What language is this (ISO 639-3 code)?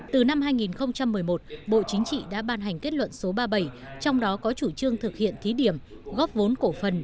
vie